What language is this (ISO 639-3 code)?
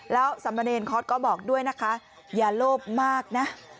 tha